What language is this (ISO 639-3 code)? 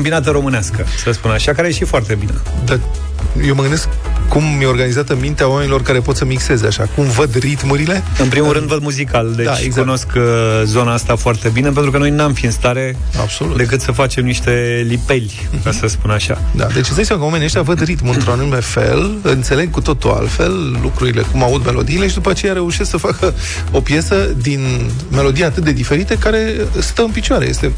ron